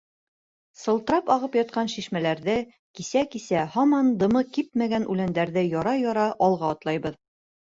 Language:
Bashkir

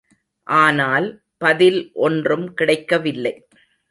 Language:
Tamil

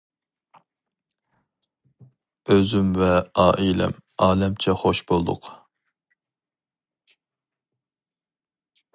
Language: Uyghur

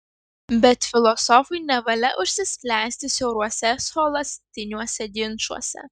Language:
Lithuanian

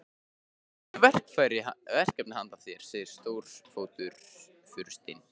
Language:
Icelandic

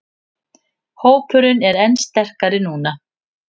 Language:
Icelandic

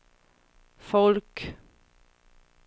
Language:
Swedish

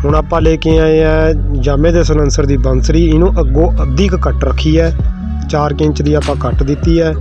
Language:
Hindi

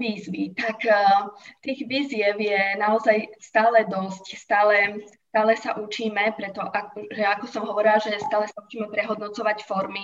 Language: Slovak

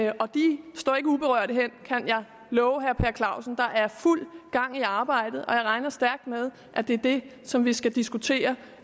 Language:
Danish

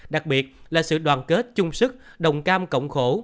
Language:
Vietnamese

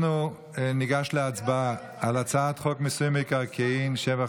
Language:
Hebrew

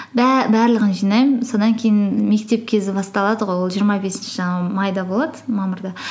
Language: Kazakh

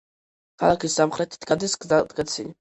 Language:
Georgian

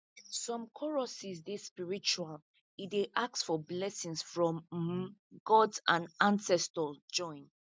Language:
Nigerian Pidgin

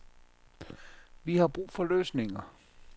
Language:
Danish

